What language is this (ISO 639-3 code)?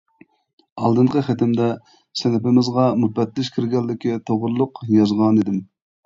uig